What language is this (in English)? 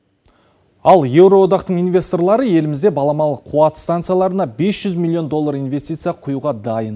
Kazakh